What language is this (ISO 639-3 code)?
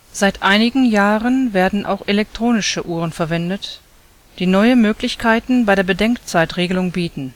deu